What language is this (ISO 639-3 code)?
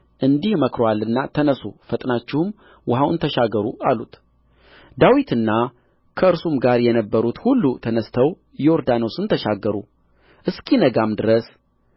amh